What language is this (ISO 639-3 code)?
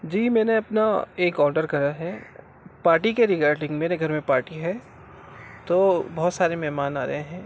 urd